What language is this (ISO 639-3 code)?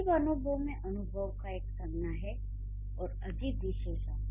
hin